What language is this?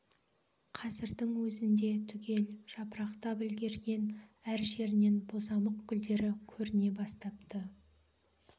Kazakh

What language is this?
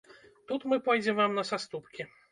Belarusian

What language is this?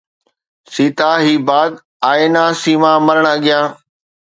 Sindhi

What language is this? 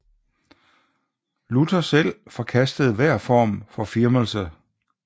Danish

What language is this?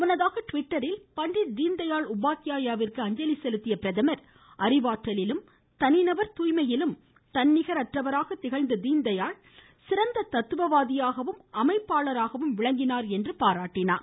Tamil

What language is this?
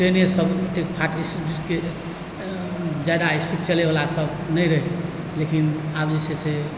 Maithili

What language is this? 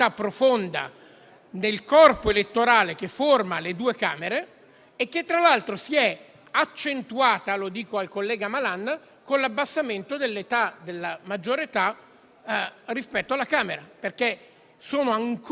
Italian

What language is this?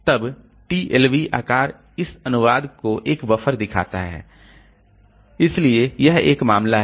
Hindi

